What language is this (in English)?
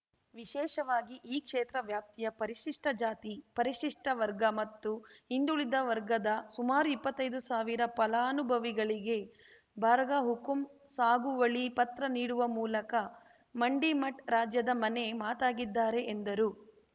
Kannada